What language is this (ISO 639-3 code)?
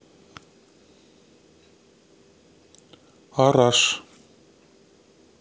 rus